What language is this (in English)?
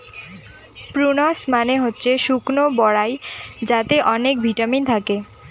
Bangla